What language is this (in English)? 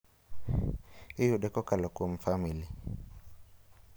Luo (Kenya and Tanzania)